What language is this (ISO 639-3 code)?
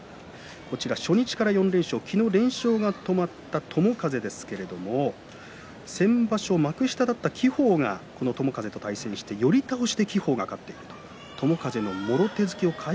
jpn